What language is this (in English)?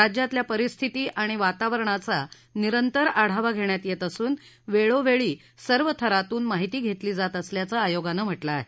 Marathi